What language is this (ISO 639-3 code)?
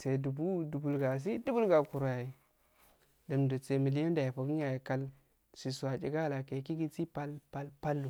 aal